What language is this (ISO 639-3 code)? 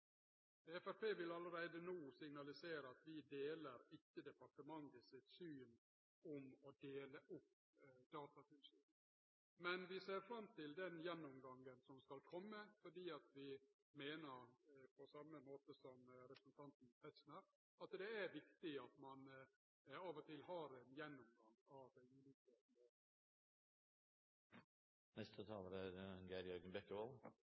nno